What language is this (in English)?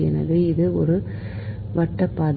Tamil